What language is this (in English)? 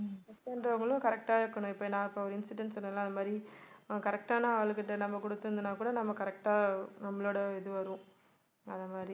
Tamil